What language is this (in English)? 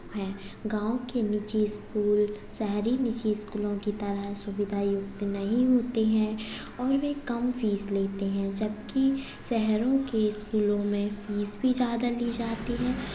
Hindi